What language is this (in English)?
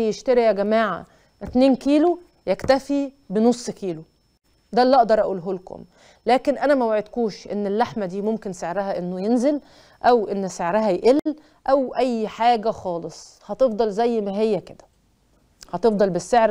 Arabic